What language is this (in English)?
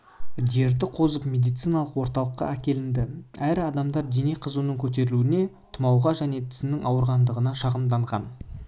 Kazakh